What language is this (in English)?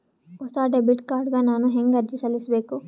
Kannada